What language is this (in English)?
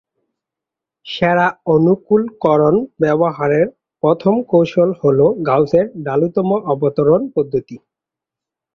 Bangla